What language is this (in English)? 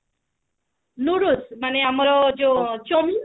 Odia